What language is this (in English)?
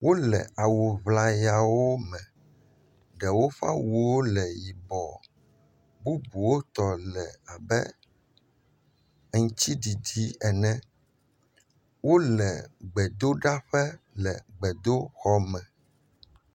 Ewe